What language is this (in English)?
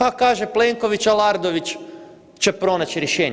Croatian